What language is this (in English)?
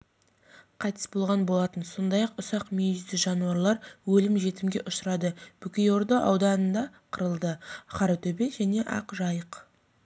Kazakh